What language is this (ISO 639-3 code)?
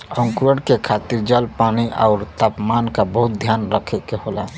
bho